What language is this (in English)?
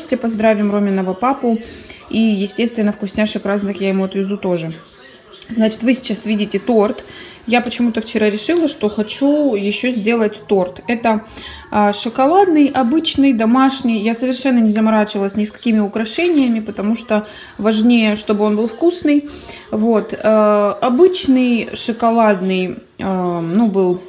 Russian